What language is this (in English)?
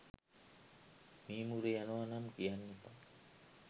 Sinhala